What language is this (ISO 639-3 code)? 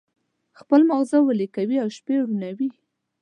pus